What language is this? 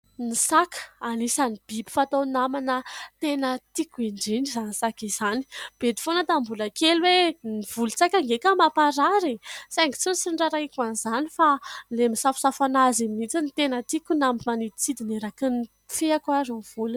Malagasy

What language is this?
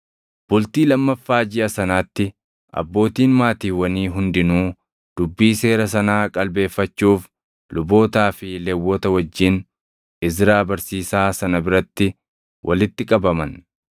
Oromo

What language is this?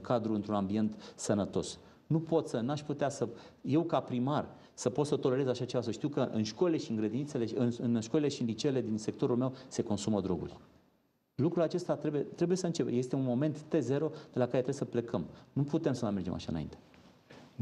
Romanian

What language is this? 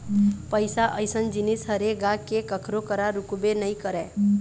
Chhattisgarhi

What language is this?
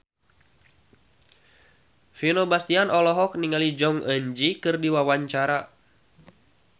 Sundanese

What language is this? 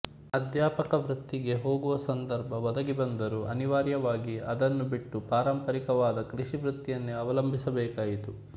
Kannada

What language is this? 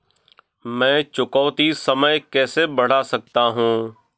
Hindi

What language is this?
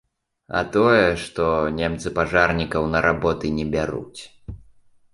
Belarusian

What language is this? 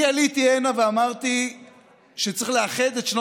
Hebrew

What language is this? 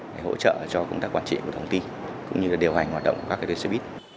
Vietnamese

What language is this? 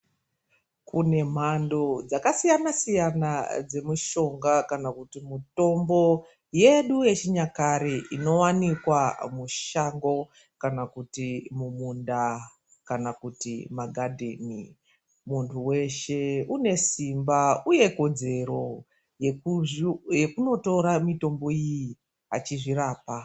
Ndau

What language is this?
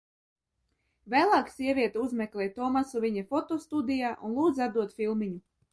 Latvian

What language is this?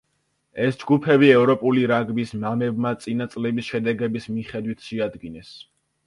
Georgian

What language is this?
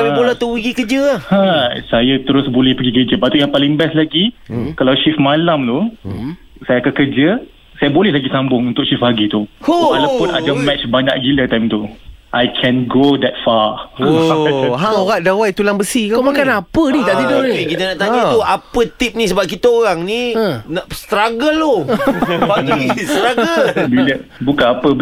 Malay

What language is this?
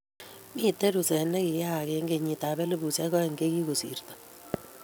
Kalenjin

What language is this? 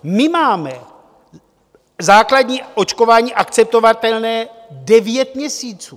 Czech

